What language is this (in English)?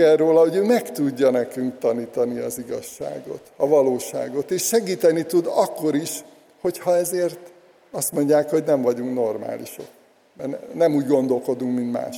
Hungarian